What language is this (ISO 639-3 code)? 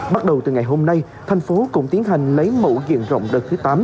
vie